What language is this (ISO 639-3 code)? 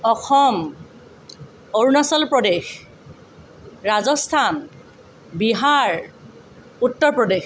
asm